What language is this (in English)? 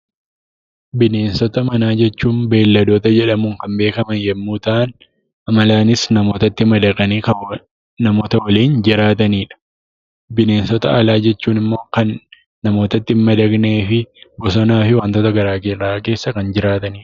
Oromo